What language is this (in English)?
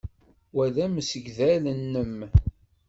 Kabyle